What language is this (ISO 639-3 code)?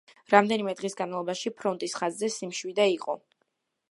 kat